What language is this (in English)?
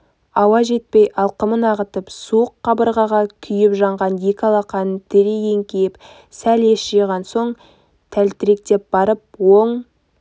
Kazakh